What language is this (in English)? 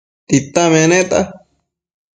Matsés